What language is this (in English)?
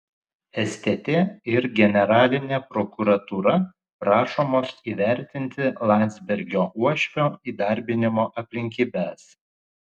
Lithuanian